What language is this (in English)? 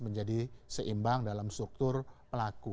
Indonesian